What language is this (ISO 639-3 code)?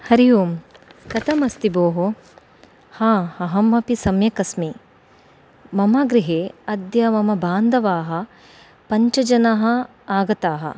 san